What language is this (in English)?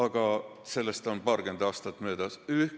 Estonian